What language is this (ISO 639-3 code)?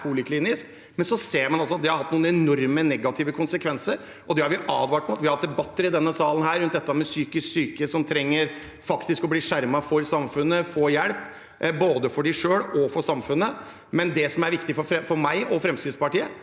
nor